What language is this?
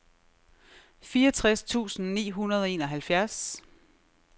Danish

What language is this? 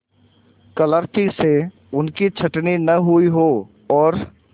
Hindi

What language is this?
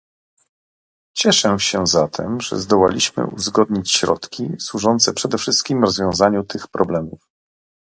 Polish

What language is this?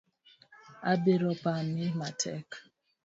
Luo (Kenya and Tanzania)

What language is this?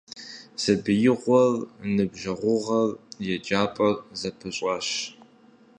Kabardian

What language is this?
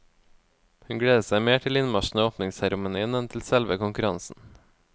Norwegian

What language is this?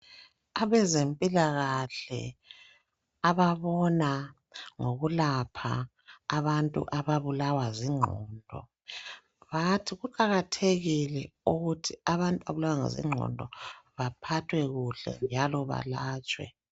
North Ndebele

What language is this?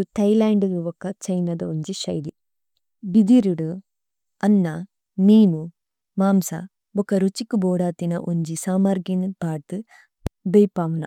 Tulu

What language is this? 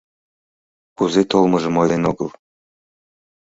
Mari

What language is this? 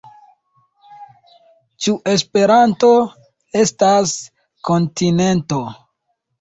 Esperanto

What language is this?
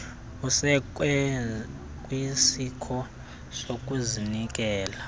Xhosa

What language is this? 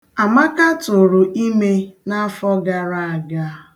Igbo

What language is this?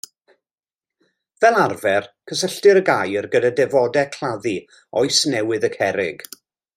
Welsh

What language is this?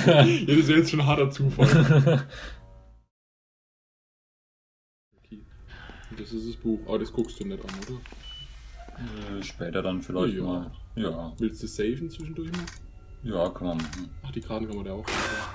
German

